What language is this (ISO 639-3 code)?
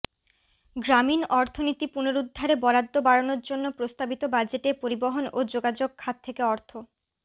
ben